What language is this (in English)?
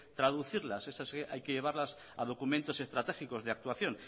Spanish